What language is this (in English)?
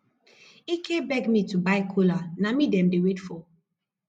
Nigerian Pidgin